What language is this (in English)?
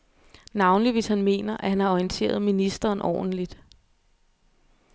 Danish